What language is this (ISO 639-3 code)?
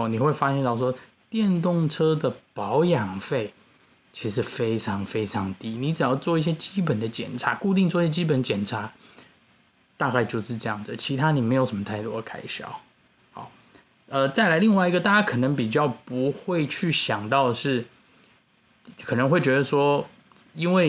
zho